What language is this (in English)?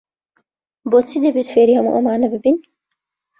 Central Kurdish